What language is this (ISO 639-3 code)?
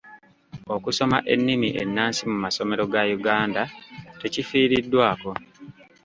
lug